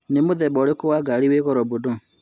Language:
Kikuyu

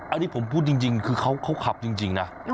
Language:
Thai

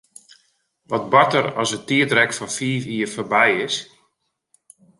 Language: Western Frisian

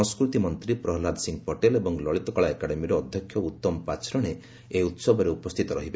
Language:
Odia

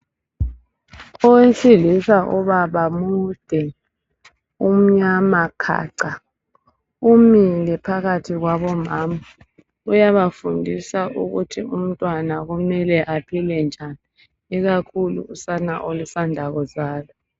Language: North Ndebele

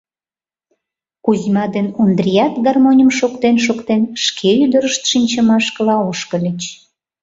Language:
Mari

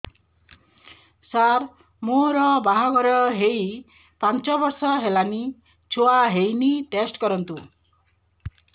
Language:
Odia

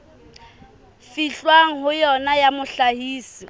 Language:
Southern Sotho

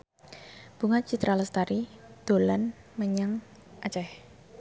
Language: Javanese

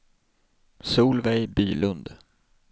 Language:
Swedish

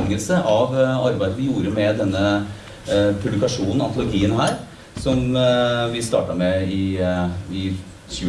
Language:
Norwegian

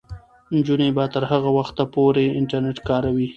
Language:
Pashto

